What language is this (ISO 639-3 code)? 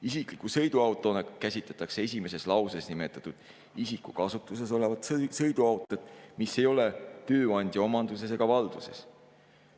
est